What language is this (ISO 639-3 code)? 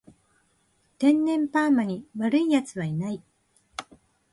jpn